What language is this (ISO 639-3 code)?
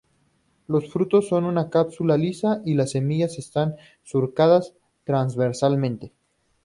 spa